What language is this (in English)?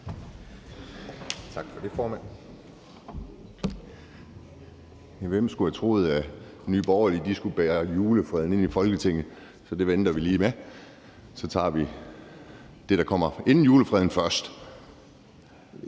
Danish